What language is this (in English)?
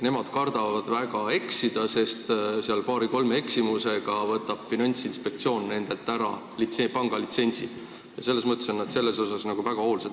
Estonian